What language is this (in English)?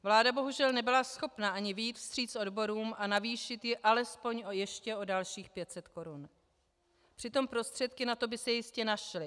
Czech